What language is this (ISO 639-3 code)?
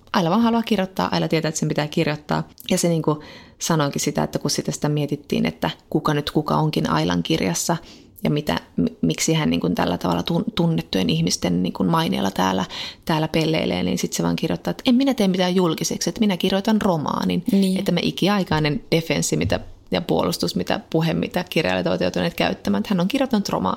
fin